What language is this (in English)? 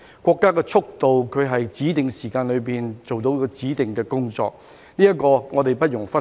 Cantonese